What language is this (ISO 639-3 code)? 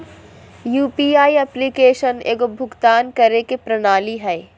mag